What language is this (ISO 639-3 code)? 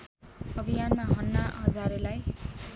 nep